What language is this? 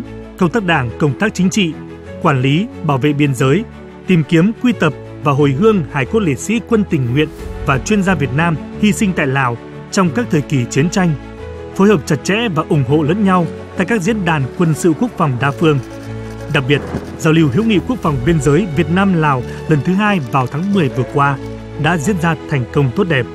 Vietnamese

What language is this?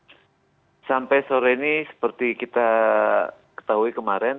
Indonesian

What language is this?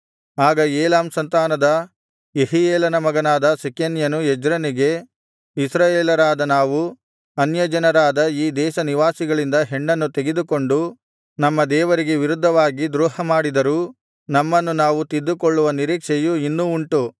Kannada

